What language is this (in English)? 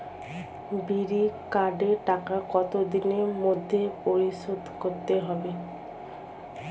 Bangla